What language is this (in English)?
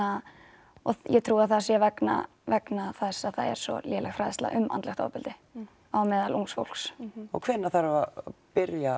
Icelandic